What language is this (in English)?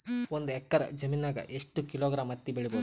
Kannada